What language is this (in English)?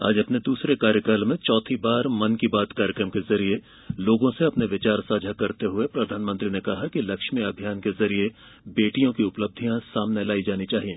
Hindi